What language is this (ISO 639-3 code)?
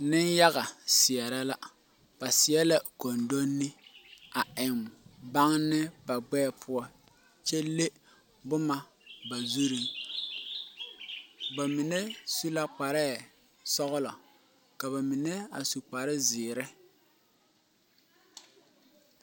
dga